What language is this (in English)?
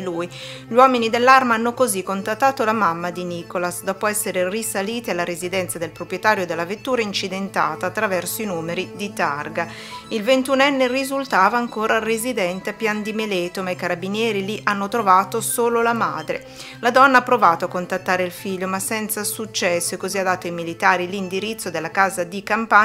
Italian